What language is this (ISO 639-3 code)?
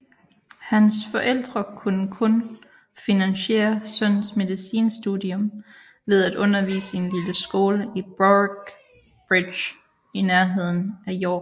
dan